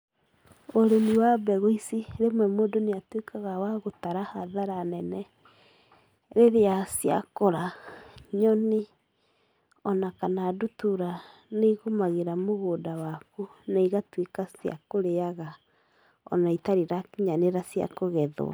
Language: Kikuyu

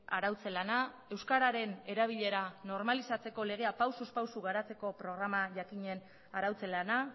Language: Basque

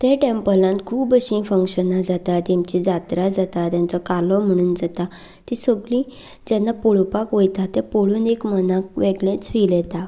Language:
Konkani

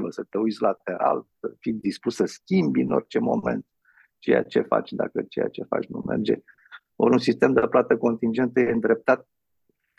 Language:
Romanian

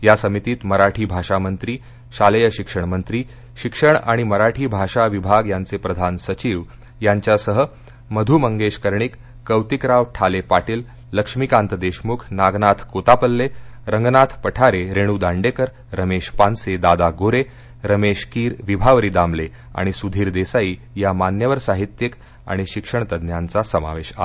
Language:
Marathi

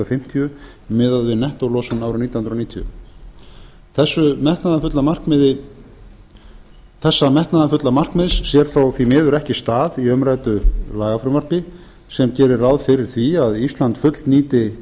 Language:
Icelandic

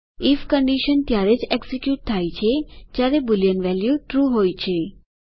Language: Gujarati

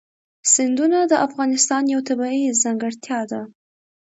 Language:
Pashto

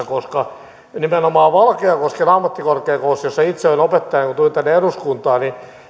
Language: Finnish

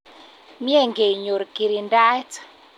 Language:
Kalenjin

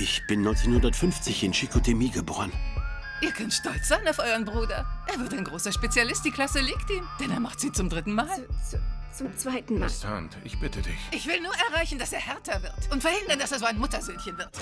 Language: German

